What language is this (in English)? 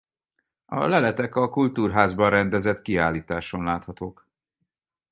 Hungarian